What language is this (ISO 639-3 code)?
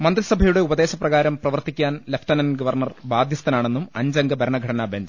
mal